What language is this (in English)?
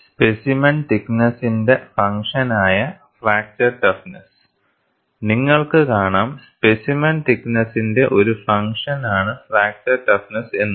Malayalam